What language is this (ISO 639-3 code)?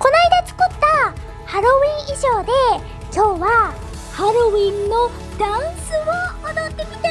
jpn